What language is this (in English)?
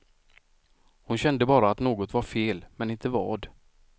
Swedish